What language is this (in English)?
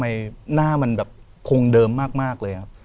Thai